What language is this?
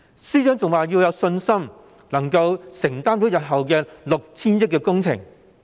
Cantonese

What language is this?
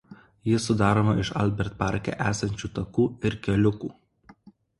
Lithuanian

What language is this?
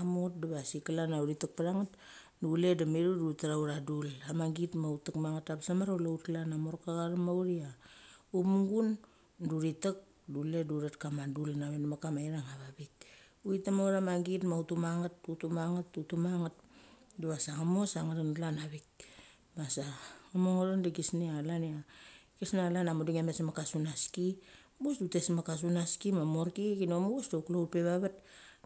Mali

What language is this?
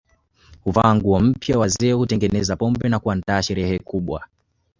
Swahili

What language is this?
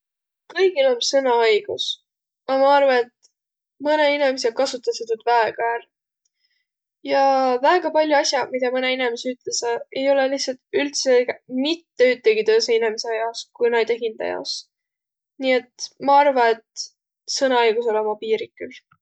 Võro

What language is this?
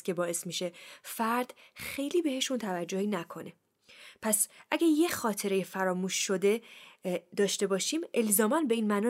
Persian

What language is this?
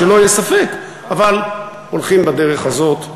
Hebrew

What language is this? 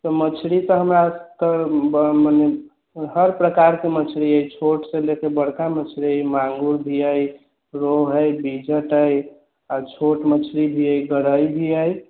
Maithili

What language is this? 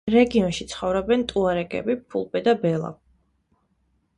Georgian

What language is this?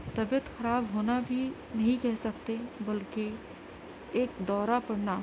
Urdu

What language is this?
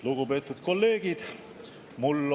Estonian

